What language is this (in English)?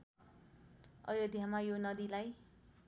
Nepali